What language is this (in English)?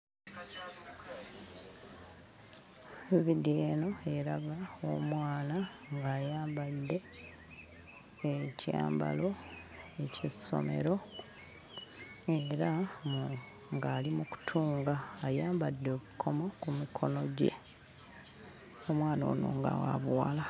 Ganda